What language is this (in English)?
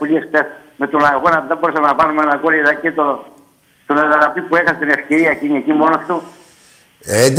Greek